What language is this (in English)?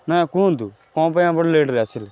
Odia